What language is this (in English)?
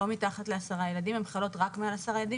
Hebrew